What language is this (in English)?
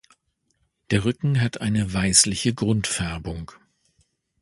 German